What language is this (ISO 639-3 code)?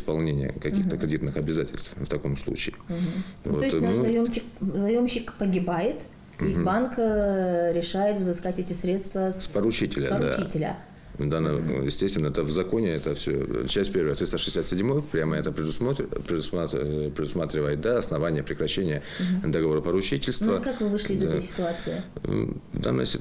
rus